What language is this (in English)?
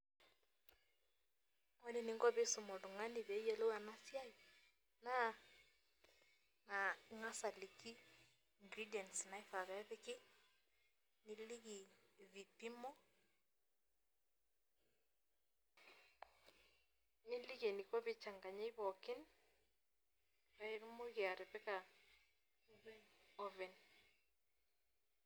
Masai